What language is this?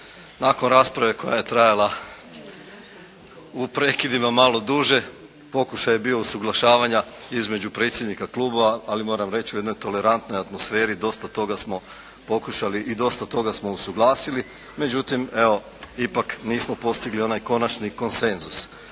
Croatian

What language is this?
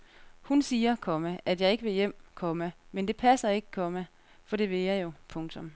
Danish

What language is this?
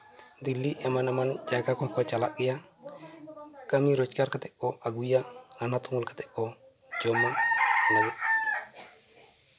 Santali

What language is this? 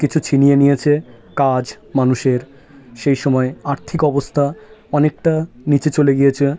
Bangla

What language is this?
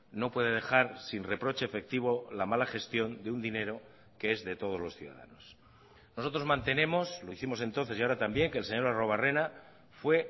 Spanish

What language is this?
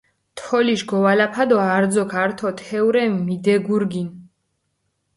Mingrelian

